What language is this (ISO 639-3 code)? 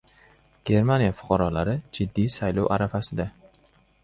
uzb